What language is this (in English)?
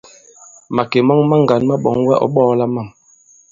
Bankon